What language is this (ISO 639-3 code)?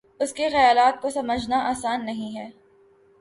urd